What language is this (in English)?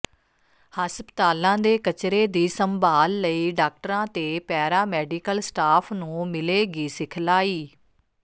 Punjabi